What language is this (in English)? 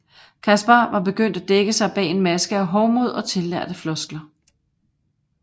Danish